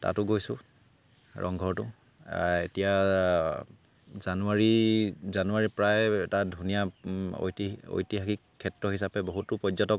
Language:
Assamese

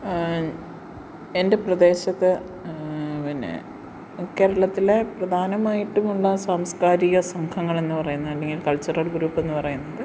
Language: Malayalam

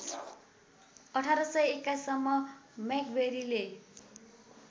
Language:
Nepali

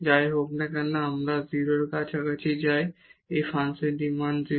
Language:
Bangla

